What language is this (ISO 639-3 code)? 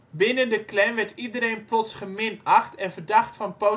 nld